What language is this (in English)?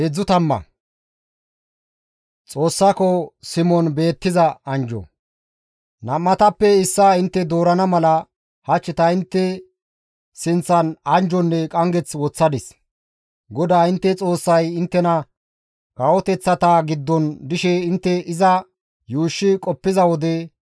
Gamo